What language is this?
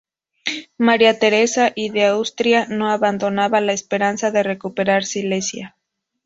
Spanish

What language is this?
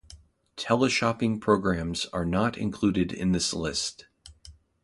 English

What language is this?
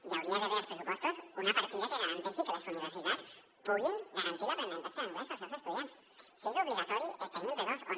Catalan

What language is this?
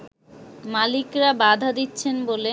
Bangla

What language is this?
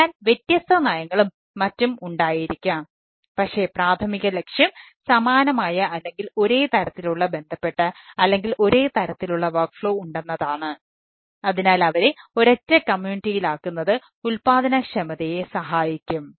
Malayalam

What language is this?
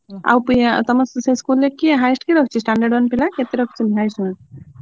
Odia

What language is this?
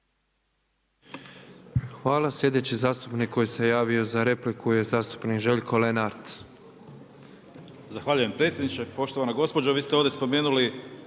Croatian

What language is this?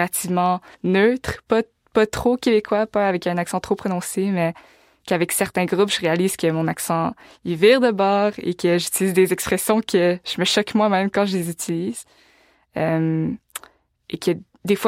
French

